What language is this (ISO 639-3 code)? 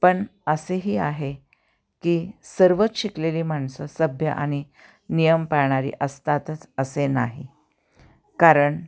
mar